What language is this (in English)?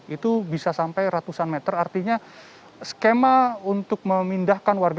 Indonesian